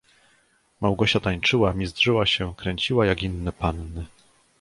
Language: Polish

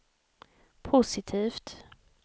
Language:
Swedish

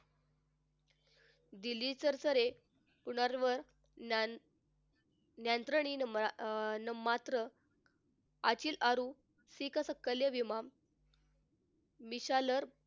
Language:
Marathi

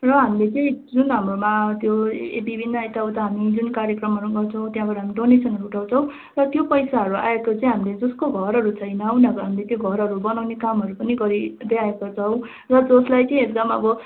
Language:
Nepali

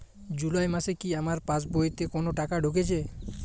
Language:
Bangla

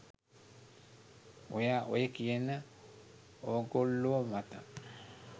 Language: Sinhala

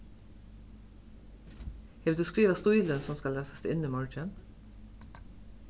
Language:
Faroese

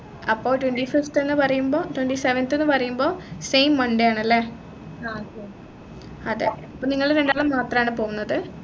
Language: Malayalam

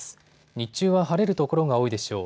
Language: Japanese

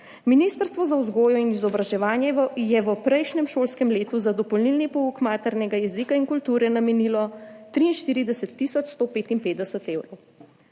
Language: Slovenian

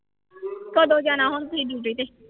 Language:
Punjabi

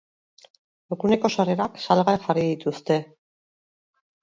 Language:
Basque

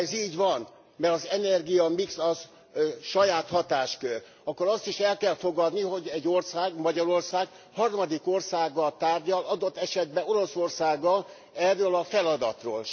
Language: Hungarian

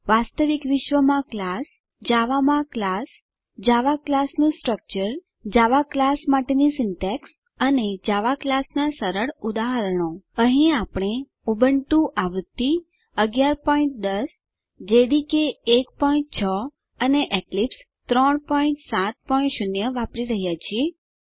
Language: Gujarati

